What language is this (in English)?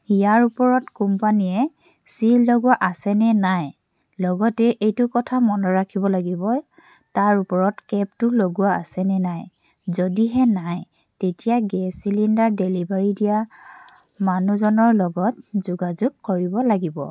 Assamese